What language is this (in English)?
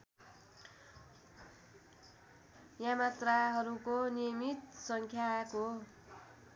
Nepali